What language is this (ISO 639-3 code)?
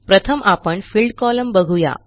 mar